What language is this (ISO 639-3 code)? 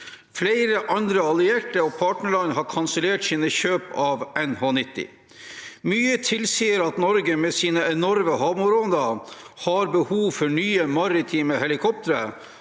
nor